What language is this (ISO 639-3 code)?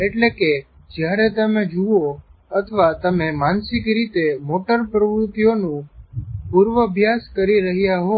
guj